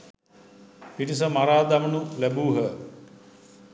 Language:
Sinhala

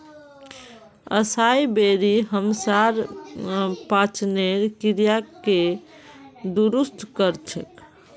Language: Magahi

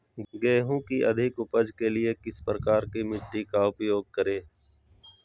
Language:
Magahi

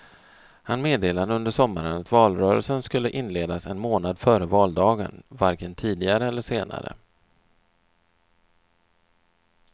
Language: Swedish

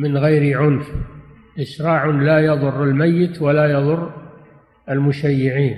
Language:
Arabic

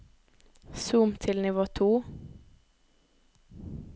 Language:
Norwegian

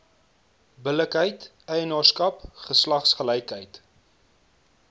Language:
Afrikaans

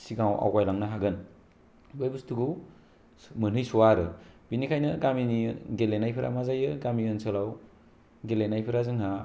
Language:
Bodo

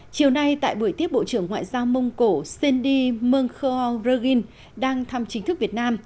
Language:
Vietnamese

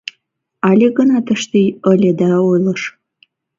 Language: Mari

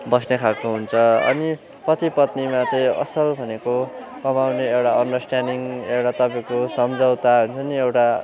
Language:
Nepali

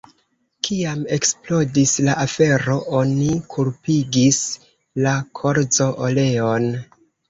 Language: Esperanto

